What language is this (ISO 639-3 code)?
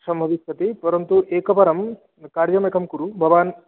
san